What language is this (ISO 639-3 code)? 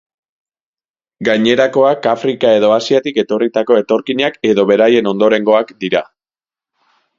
eus